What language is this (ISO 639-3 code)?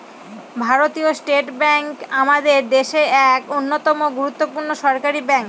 ben